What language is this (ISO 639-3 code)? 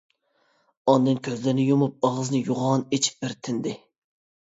uig